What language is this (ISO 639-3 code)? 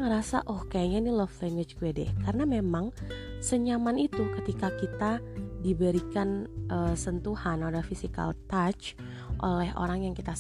ind